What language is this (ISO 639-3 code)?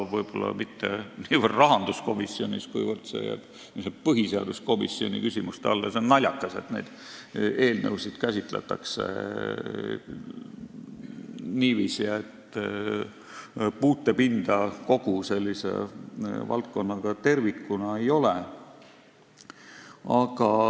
est